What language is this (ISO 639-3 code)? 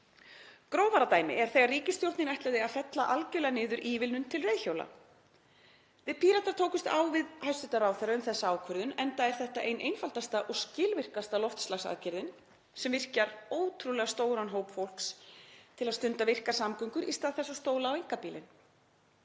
isl